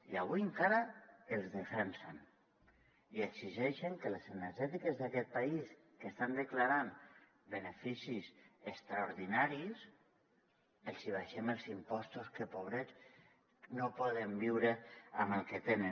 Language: Catalan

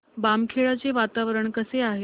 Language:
Marathi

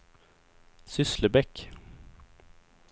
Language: Swedish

